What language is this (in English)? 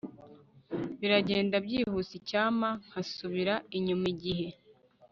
Kinyarwanda